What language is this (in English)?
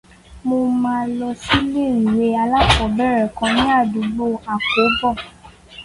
Yoruba